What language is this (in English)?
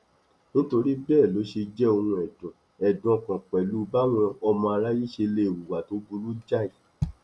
Yoruba